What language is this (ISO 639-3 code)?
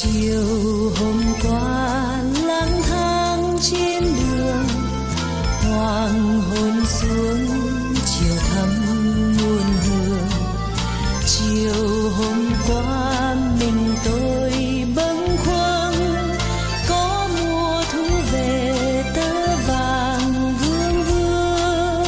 tha